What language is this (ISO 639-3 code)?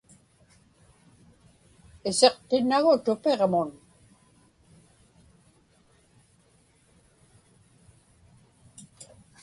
ipk